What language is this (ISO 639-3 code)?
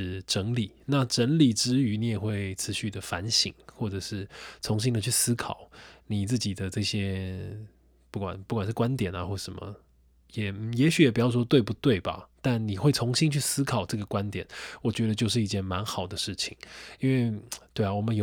zho